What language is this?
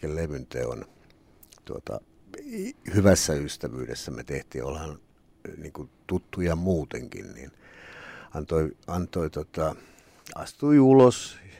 Finnish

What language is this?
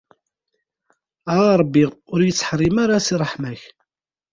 Kabyle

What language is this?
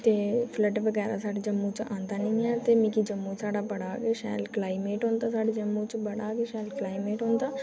Dogri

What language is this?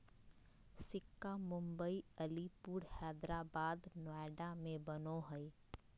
Magahi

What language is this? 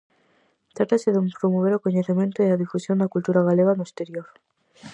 Galician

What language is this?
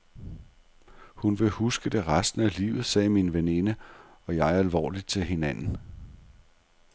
Danish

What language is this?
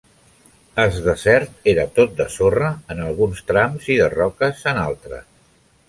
Catalan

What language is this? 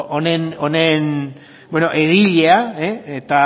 Basque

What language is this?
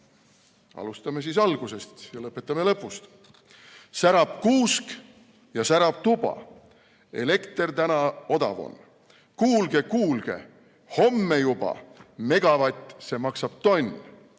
Estonian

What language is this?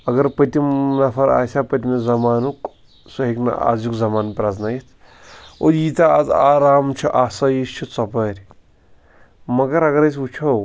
Kashmiri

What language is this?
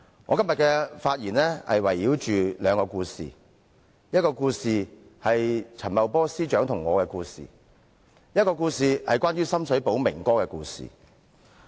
Cantonese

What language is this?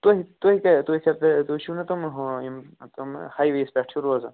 Kashmiri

